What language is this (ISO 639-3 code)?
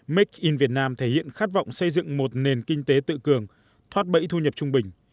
vie